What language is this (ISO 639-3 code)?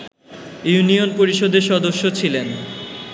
ben